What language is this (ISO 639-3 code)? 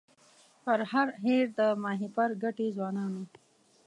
pus